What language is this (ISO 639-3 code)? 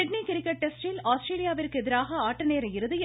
tam